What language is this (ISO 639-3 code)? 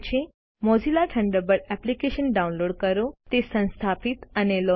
guj